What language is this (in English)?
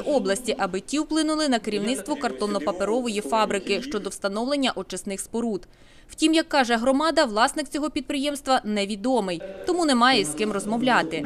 Ukrainian